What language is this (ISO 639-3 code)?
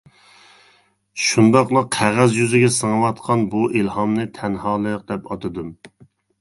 uig